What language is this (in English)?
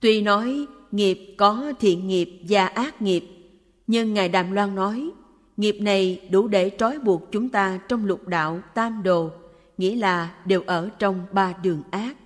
Vietnamese